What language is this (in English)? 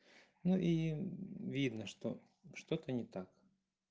Russian